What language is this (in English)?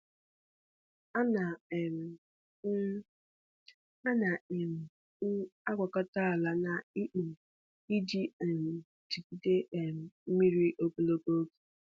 Igbo